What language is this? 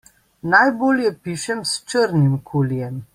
Slovenian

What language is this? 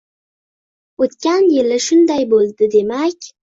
Uzbek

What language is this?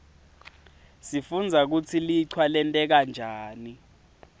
Swati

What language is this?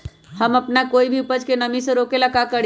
Magahi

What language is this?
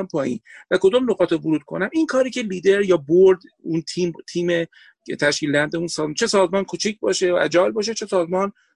Persian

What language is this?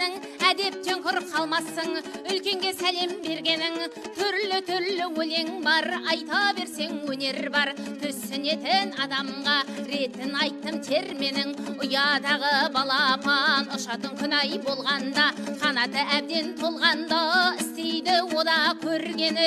Romanian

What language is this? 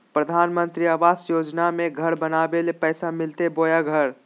Magahi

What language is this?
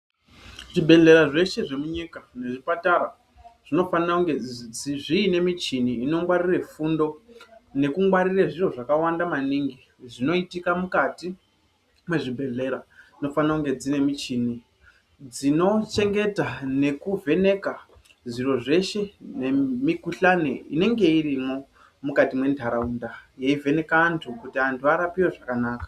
Ndau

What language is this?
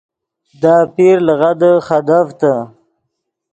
Yidgha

